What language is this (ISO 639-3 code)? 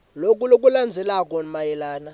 ssw